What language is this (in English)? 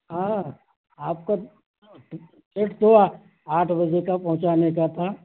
Urdu